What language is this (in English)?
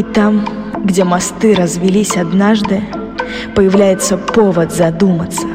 Russian